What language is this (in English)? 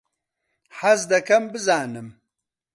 Central Kurdish